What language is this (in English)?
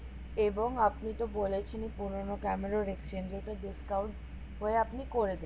Bangla